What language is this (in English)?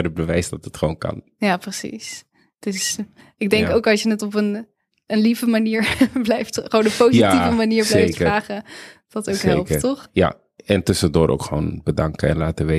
Dutch